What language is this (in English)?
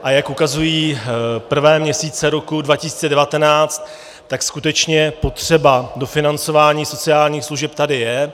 Czech